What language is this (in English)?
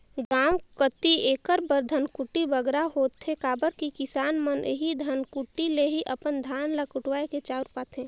Chhattisgarhi